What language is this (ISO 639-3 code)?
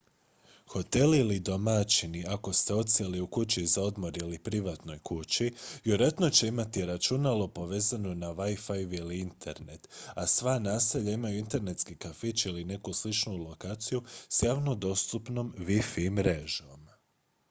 hrv